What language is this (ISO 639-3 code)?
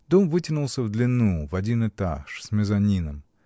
rus